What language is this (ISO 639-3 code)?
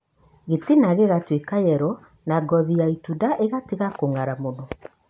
kik